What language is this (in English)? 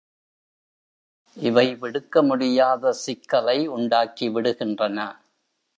Tamil